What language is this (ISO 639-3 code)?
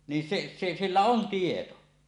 fin